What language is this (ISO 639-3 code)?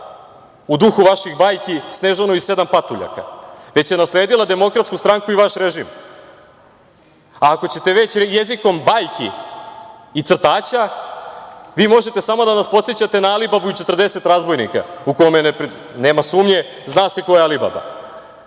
srp